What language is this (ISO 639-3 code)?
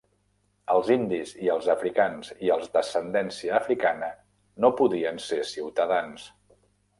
cat